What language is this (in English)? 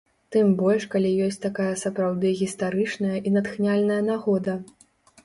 Belarusian